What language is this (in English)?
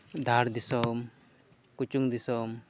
Santali